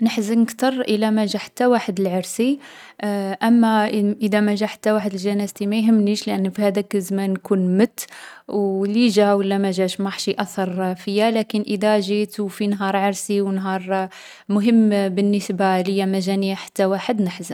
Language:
Algerian Arabic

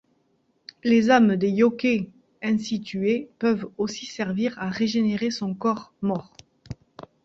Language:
French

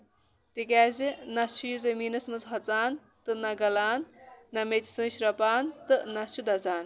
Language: Kashmiri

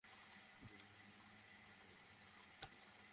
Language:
Bangla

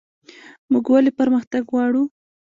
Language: Pashto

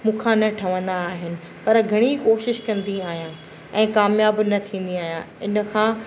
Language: Sindhi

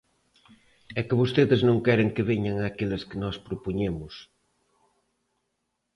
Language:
Galician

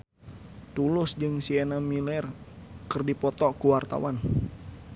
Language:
Sundanese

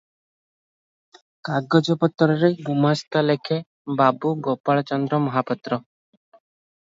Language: Odia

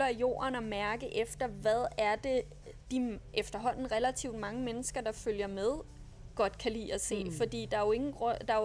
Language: Danish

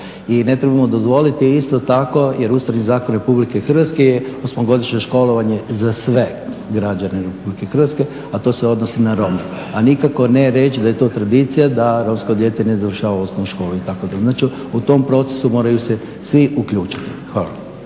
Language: Croatian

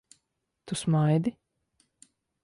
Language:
Latvian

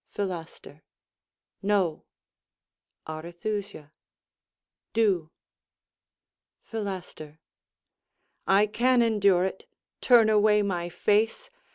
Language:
English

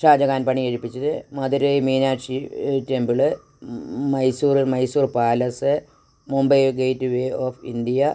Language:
Malayalam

